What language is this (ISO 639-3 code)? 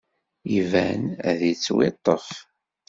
kab